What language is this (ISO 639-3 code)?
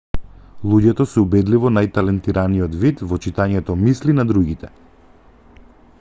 mkd